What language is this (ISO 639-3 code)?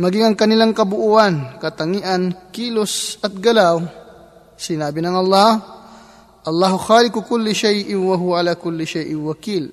fil